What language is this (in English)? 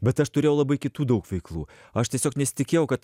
Lithuanian